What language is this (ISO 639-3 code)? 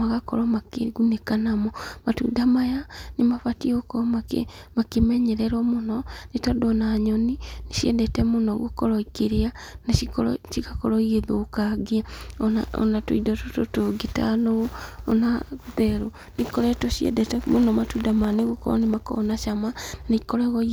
kik